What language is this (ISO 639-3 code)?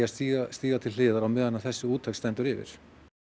isl